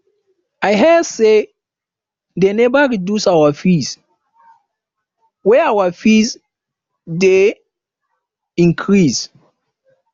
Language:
Nigerian Pidgin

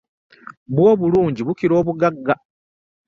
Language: Ganda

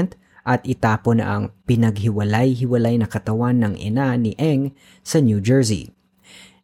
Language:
Filipino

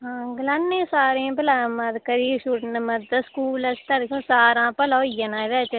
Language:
Dogri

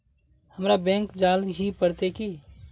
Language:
Magahi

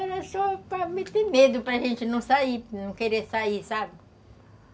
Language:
Portuguese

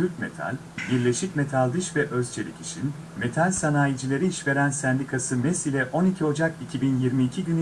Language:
Turkish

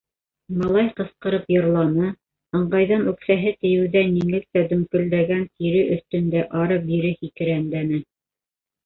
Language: Bashkir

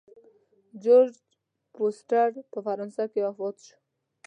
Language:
Pashto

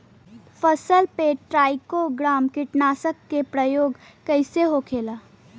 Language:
Bhojpuri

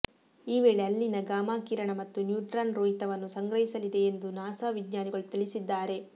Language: Kannada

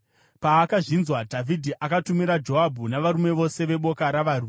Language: Shona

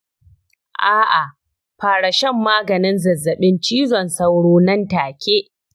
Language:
Hausa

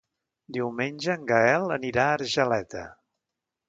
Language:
Catalan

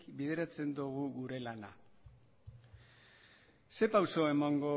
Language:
Basque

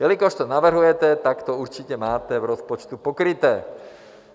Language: Czech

